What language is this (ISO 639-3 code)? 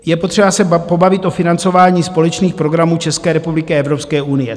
ces